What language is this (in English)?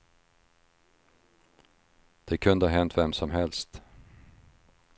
Swedish